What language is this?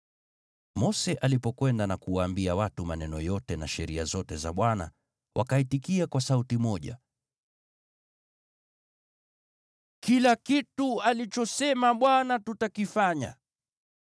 Swahili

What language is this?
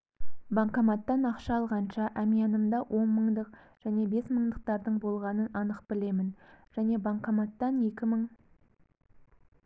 Kazakh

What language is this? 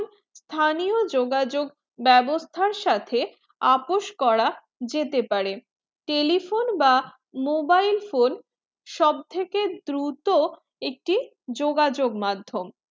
Bangla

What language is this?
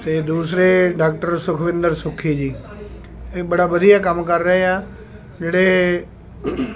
Punjabi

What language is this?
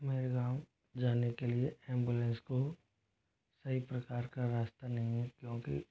Hindi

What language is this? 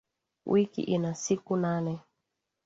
Swahili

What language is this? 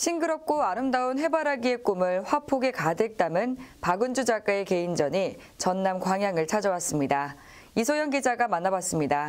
Korean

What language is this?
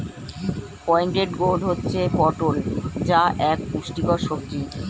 Bangla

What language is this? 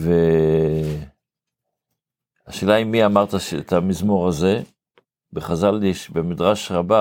Hebrew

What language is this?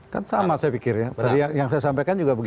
Indonesian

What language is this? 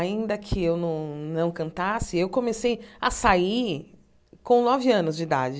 Portuguese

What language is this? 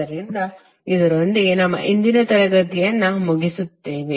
Kannada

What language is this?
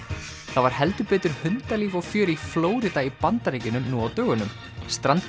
Icelandic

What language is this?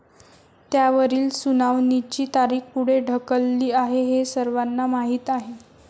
Marathi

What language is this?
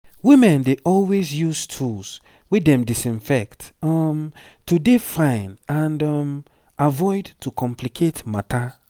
Nigerian Pidgin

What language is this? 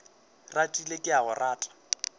Northern Sotho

